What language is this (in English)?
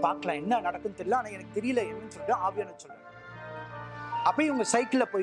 Tamil